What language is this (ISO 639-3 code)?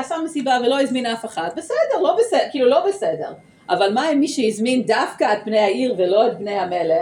heb